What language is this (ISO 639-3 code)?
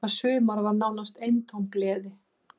isl